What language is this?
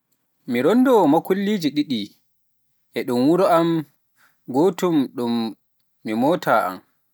Pular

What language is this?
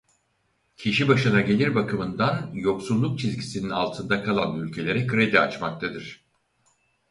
Turkish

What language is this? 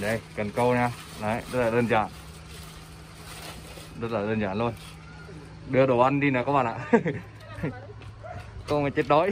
Vietnamese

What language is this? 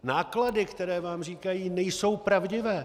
Czech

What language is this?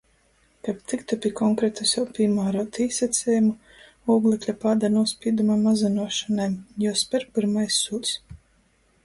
Latgalian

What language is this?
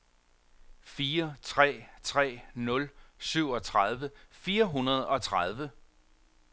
Danish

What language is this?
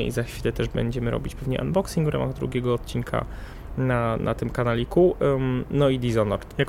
Polish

